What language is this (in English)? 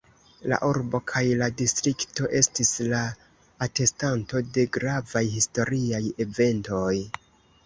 Esperanto